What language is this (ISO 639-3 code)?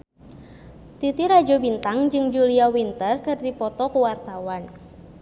sun